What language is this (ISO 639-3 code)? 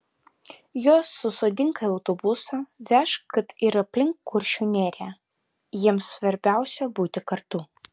lit